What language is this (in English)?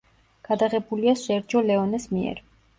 Georgian